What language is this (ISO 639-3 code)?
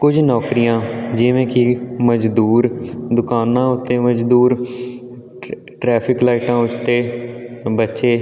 pan